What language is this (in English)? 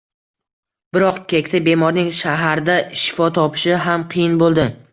Uzbek